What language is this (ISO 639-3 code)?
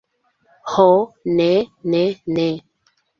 epo